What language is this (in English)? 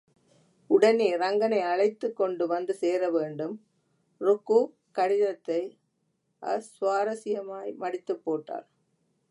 Tamil